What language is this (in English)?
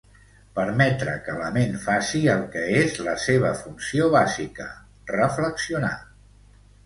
Catalan